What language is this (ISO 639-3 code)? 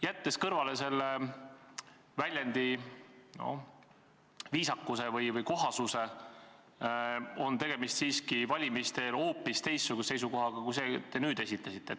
est